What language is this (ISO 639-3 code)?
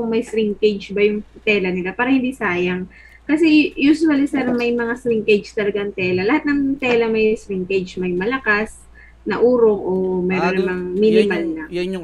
fil